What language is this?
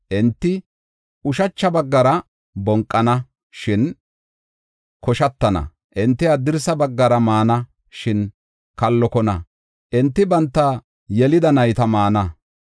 Gofa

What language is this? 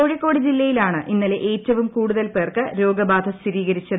Malayalam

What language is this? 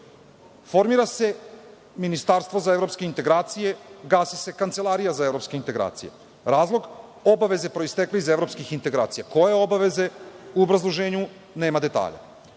Serbian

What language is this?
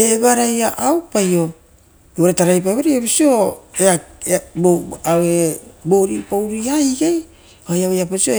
Rotokas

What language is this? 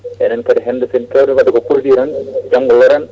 Fula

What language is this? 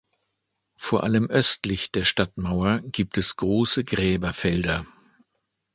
German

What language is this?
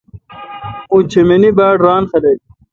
Kalkoti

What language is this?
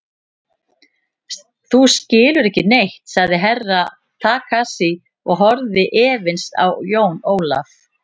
Icelandic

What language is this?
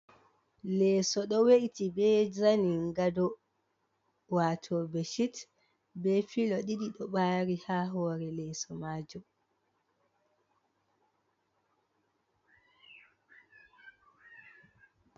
Fula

